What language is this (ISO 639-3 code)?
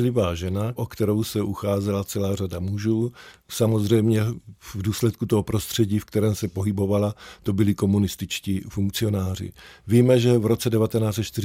ces